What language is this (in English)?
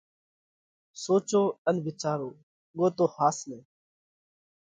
Parkari Koli